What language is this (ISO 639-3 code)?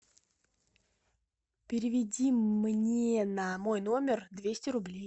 rus